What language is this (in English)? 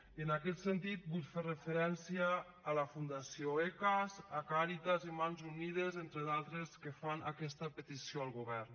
Catalan